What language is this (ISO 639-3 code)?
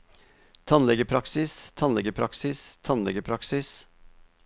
nor